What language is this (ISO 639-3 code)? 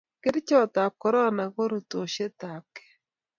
kln